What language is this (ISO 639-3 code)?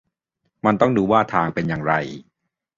tha